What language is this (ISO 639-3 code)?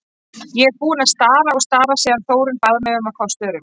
isl